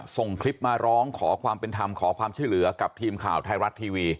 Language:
Thai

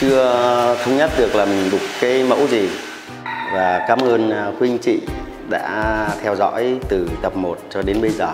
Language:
Vietnamese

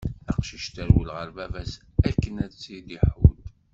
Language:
Kabyle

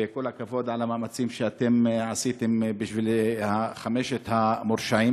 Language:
Hebrew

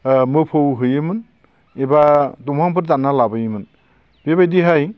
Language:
Bodo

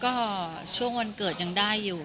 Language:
Thai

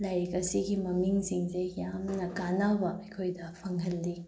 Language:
Manipuri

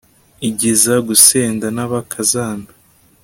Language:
Kinyarwanda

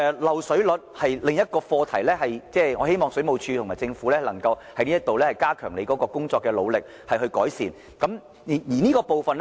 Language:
Cantonese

